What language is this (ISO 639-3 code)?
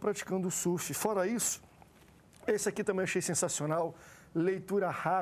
por